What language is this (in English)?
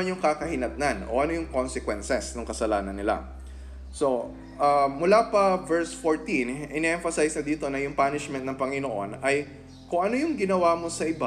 Filipino